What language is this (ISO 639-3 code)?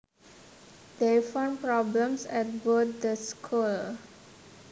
jav